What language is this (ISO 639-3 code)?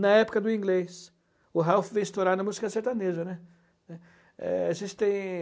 por